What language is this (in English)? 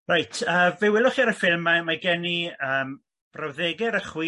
Welsh